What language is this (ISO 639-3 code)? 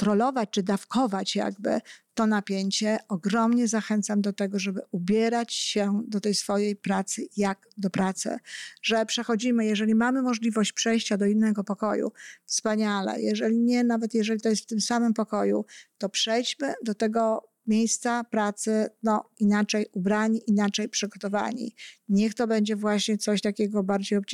pol